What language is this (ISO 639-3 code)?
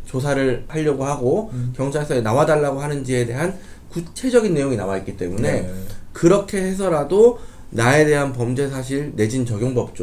kor